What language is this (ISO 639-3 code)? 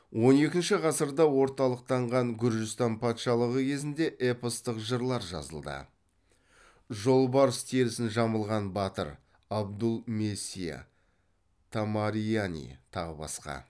kaz